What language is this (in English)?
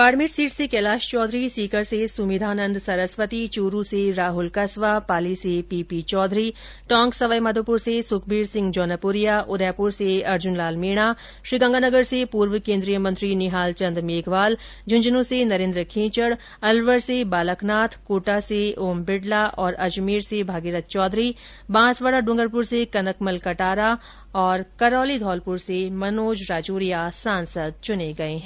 Hindi